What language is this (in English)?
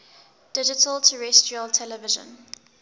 English